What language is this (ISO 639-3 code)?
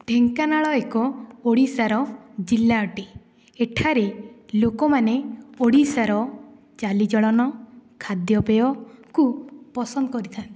ori